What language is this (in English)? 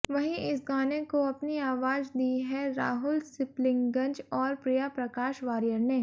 Hindi